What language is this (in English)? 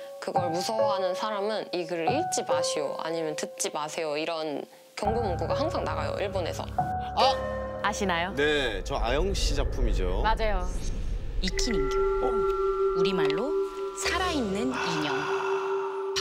Korean